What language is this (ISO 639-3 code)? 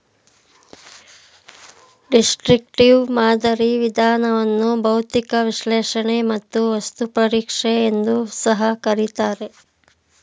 kan